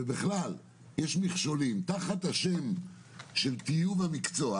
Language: Hebrew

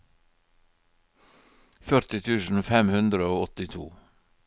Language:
Norwegian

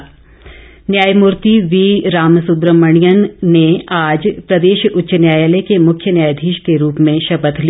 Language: Hindi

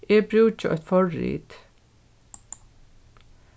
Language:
Faroese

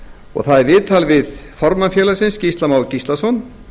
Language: Icelandic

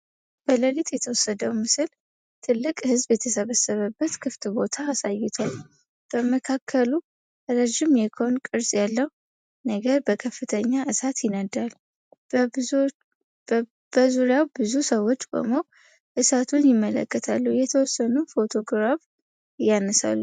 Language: Amharic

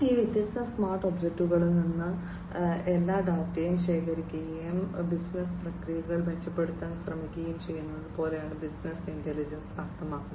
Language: Malayalam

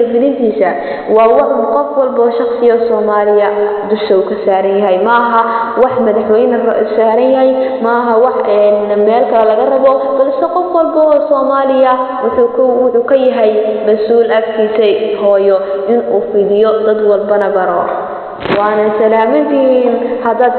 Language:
Somali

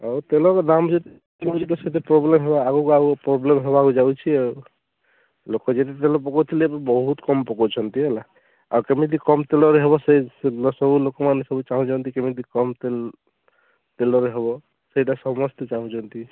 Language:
Odia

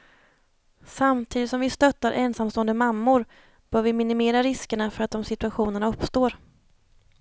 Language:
Swedish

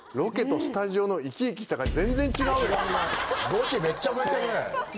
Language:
Japanese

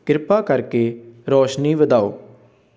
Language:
Punjabi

